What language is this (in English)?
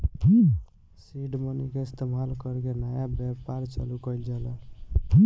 Bhojpuri